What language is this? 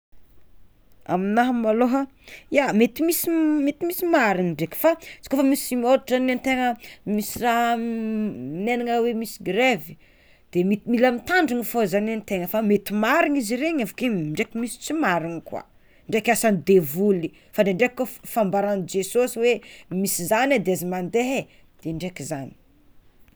Tsimihety Malagasy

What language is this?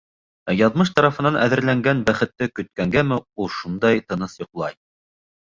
Bashkir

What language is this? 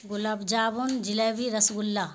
Urdu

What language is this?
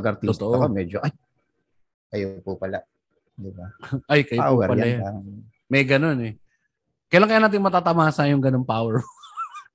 Filipino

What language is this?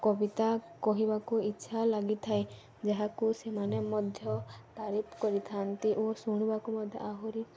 Odia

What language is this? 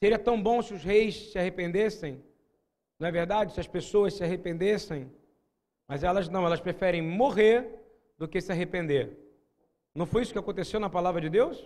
Portuguese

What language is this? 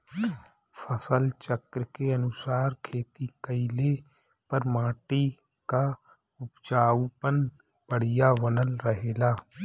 Bhojpuri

